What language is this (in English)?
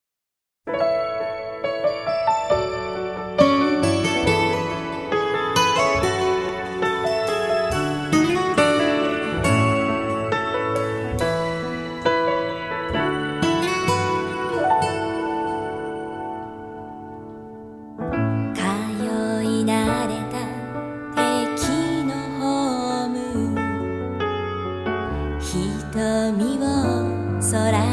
Japanese